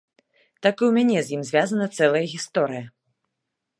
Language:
Belarusian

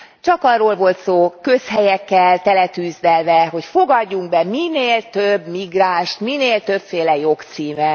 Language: Hungarian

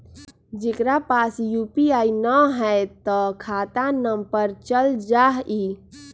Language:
Magahi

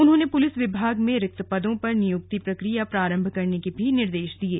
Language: Hindi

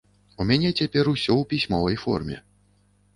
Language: Belarusian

